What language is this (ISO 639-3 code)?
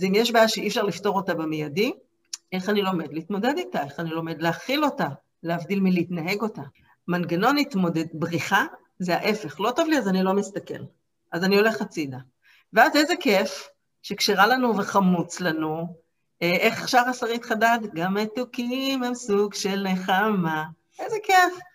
heb